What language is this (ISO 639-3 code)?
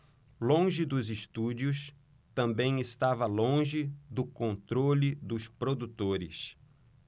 por